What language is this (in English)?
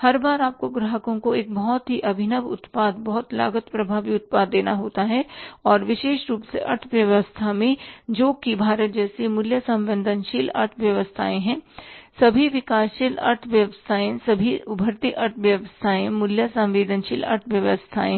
Hindi